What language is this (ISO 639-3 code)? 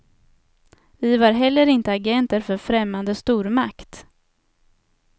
swe